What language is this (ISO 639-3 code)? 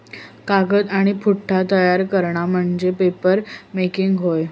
mar